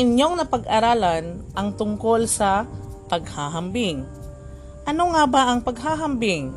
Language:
Filipino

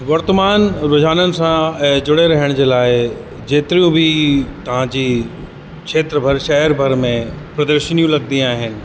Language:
Sindhi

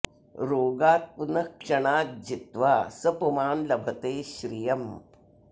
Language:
Sanskrit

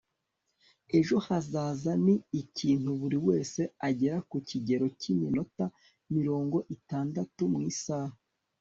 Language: Kinyarwanda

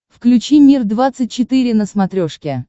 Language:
Russian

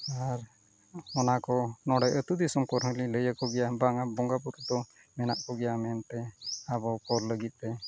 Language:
Santali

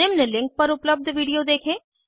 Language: Hindi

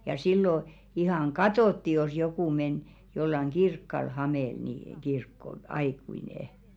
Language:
Finnish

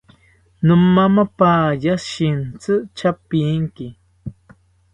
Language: South Ucayali Ashéninka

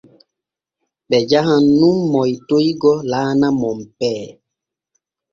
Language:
Borgu Fulfulde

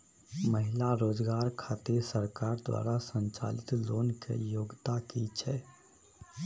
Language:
Maithili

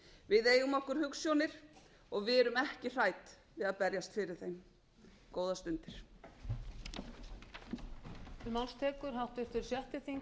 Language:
Icelandic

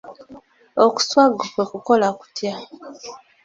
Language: Ganda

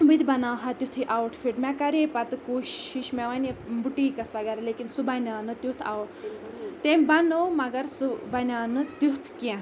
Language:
Kashmiri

